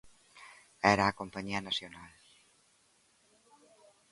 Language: Galician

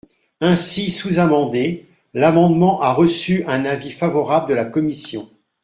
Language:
French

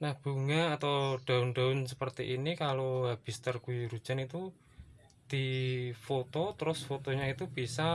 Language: Indonesian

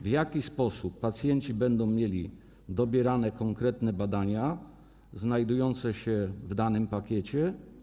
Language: Polish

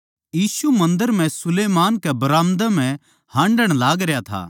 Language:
Haryanvi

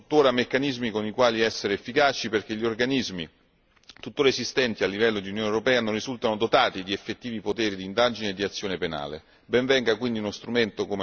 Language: Italian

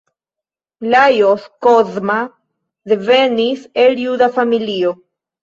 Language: Esperanto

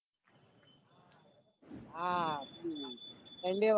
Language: Gujarati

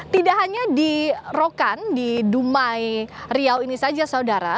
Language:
Indonesian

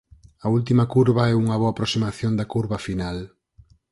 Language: Galician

